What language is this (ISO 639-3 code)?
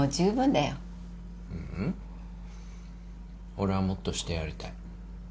jpn